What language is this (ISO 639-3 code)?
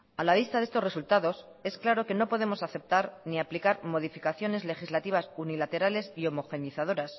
spa